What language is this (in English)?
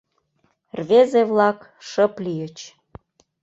Mari